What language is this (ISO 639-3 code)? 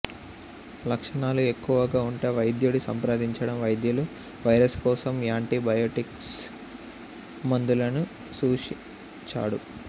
tel